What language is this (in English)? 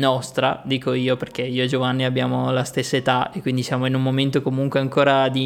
Italian